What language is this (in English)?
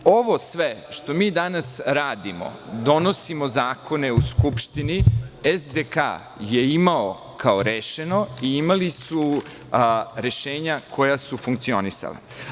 Serbian